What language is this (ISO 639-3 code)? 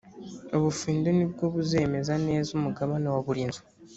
kin